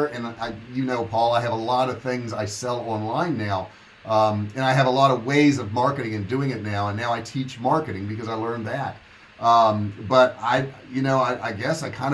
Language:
English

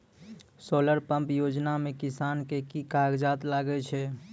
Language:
Maithili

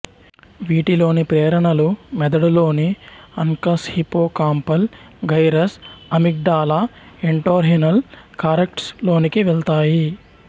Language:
Telugu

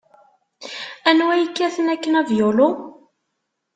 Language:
Kabyle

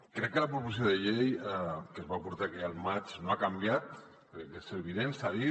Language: Catalan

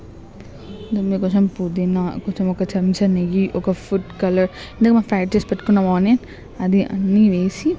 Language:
Telugu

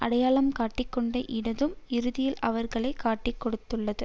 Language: Tamil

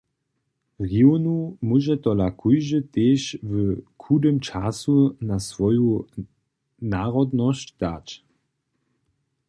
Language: Upper Sorbian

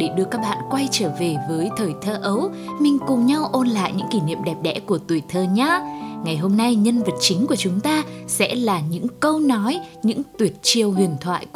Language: Vietnamese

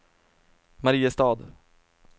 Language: Swedish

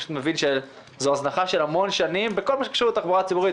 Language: Hebrew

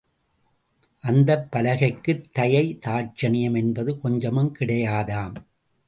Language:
Tamil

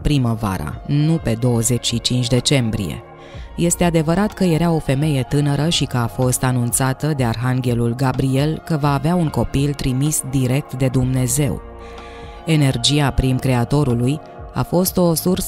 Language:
Romanian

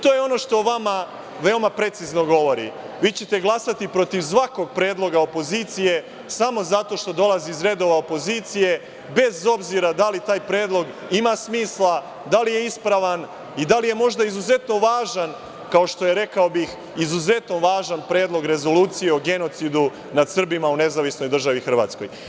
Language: Serbian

